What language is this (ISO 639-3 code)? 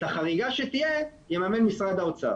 heb